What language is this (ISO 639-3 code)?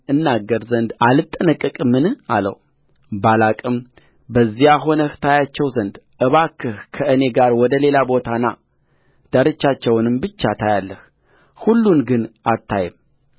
amh